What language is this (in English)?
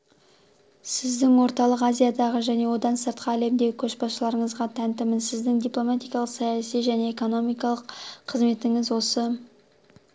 Kazakh